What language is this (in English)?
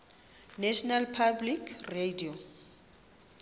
Xhosa